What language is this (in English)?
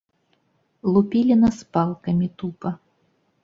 Belarusian